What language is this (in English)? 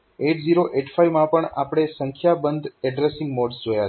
Gujarati